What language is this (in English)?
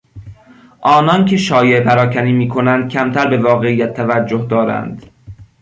Persian